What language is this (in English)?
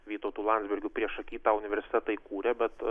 Lithuanian